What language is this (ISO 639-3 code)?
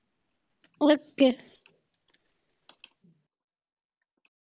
pan